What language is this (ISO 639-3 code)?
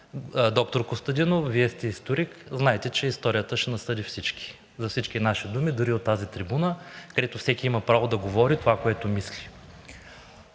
bul